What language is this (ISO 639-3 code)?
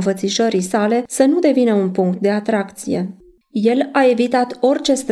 ron